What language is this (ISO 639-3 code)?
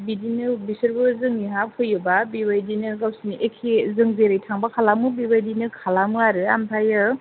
brx